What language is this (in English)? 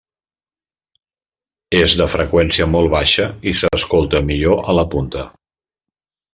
Catalan